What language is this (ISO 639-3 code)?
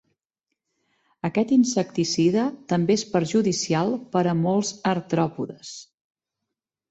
cat